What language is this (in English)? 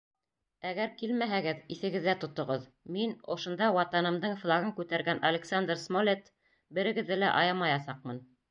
Bashkir